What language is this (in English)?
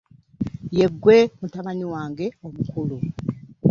Ganda